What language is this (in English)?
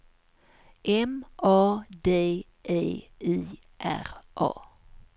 Swedish